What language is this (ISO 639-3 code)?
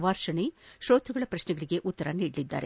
kan